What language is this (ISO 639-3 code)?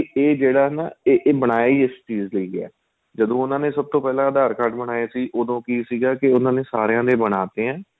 pan